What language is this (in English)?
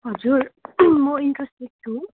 Nepali